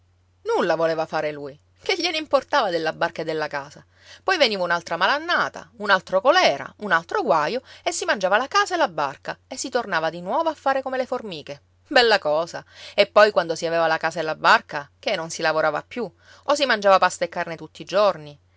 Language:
Italian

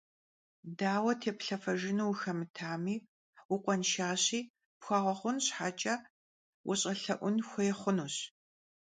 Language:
Kabardian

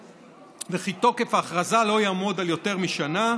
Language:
Hebrew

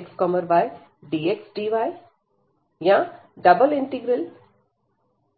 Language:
Hindi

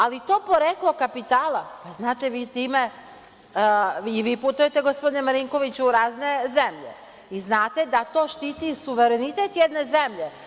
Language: Serbian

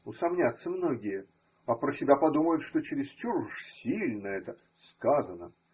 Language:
Russian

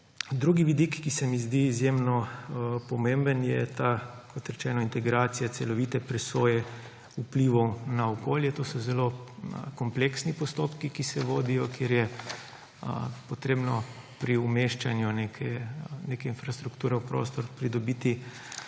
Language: Slovenian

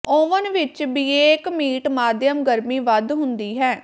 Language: Punjabi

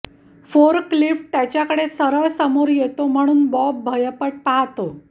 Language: Marathi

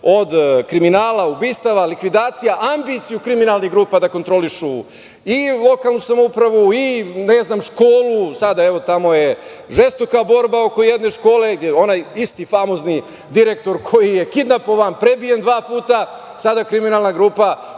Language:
Serbian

